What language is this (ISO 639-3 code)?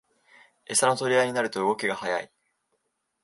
jpn